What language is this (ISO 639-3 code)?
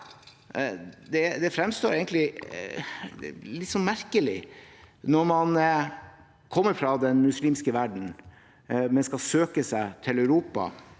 nor